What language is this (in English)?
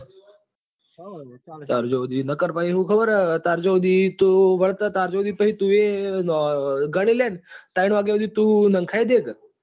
Gujarati